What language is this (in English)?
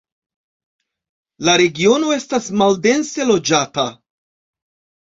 Esperanto